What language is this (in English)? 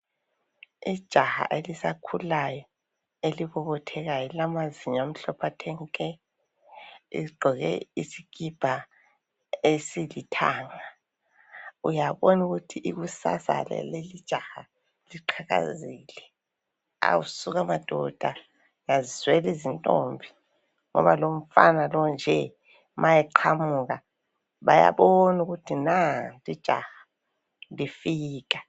North Ndebele